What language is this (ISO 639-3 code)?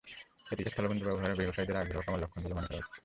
ben